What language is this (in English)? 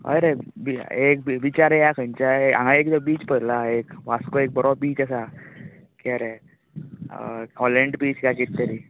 Konkani